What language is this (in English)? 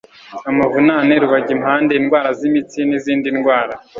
Kinyarwanda